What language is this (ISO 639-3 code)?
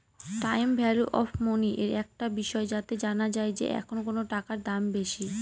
ben